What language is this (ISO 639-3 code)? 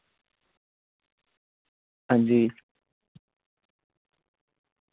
doi